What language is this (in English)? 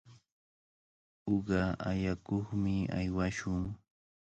Cajatambo North Lima Quechua